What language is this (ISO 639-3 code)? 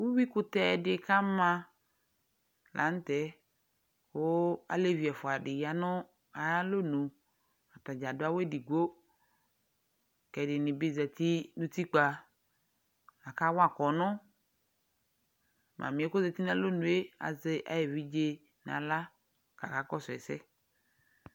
kpo